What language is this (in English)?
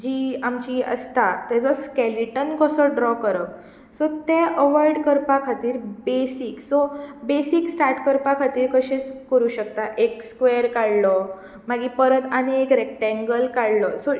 Konkani